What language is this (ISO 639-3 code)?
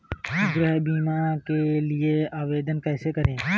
hin